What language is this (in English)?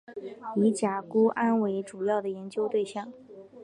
Chinese